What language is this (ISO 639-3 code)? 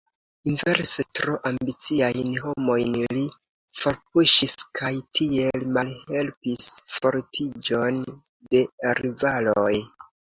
epo